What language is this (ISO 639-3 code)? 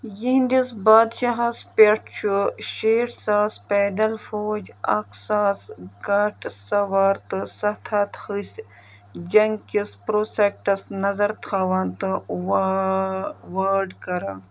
kas